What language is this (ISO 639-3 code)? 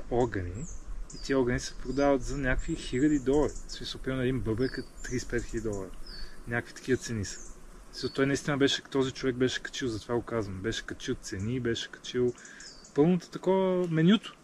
bul